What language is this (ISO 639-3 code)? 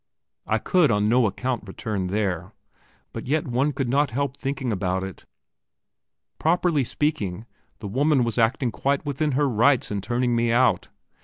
eng